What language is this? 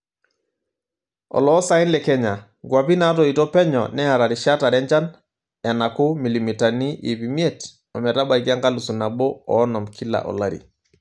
Masai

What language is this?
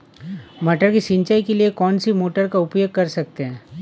Hindi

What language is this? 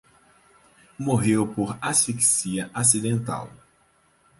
Portuguese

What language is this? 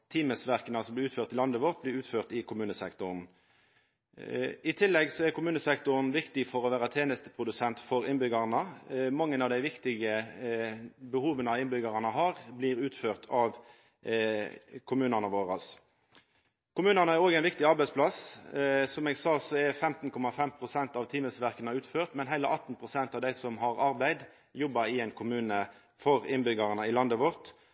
Norwegian Nynorsk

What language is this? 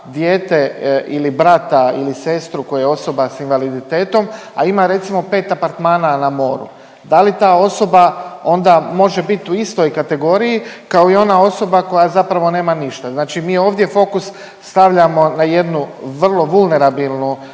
Croatian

